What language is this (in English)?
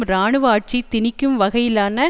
Tamil